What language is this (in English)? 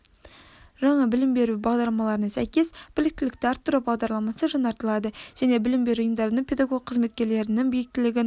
Kazakh